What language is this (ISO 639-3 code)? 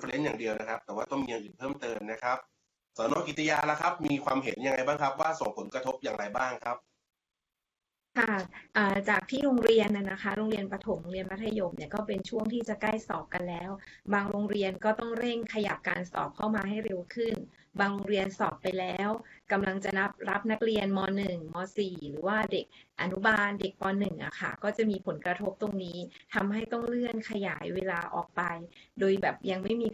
tha